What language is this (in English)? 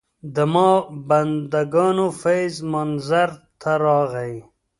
Pashto